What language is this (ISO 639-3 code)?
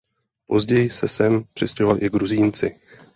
ces